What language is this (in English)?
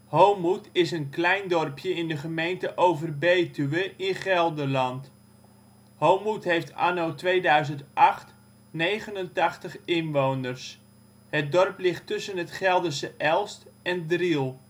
Dutch